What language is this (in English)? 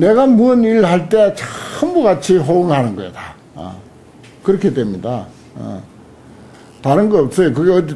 Korean